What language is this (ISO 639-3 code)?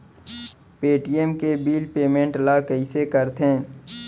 hne